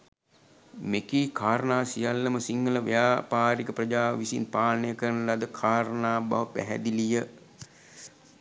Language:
Sinhala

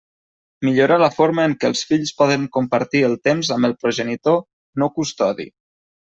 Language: Catalan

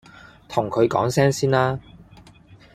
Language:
Cantonese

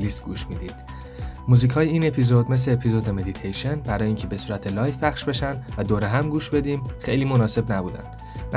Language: Persian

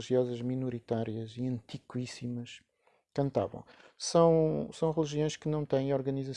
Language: Portuguese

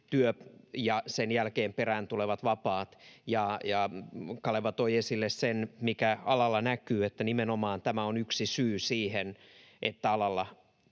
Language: Finnish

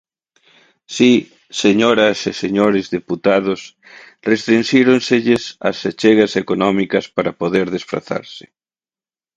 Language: Galician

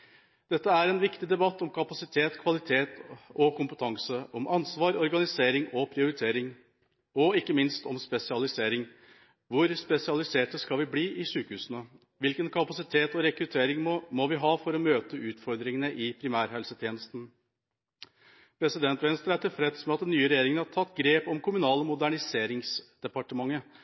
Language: Norwegian Bokmål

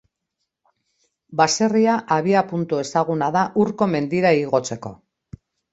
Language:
Basque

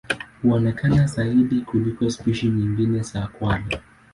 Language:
Swahili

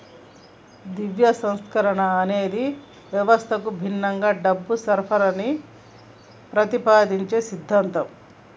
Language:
Telugu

